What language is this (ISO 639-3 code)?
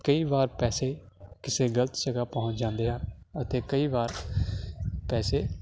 pan